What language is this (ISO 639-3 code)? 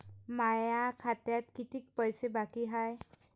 mar